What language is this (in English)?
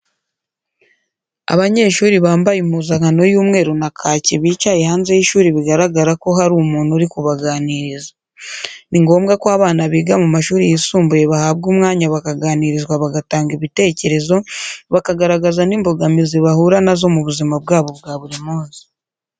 Kinyarwanda